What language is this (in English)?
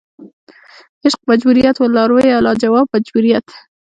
Pashto